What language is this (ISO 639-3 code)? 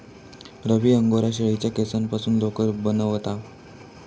mar